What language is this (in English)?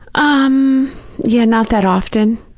English